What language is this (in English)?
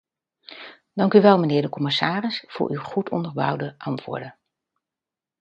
Dutch